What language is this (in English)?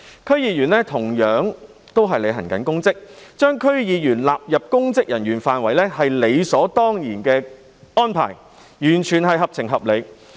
Cantonese